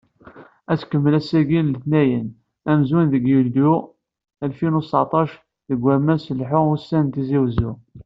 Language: Kabyle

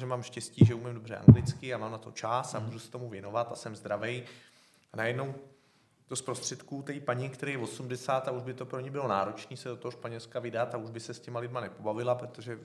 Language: Czech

